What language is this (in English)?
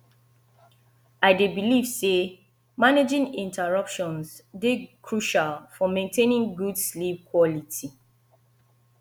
Nigerian Pidgin